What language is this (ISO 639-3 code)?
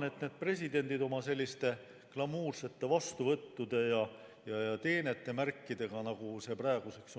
est